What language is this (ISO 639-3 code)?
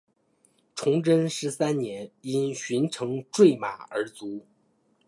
zho